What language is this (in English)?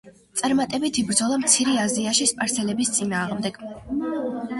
Georgian